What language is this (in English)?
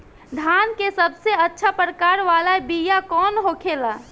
Bhojpuri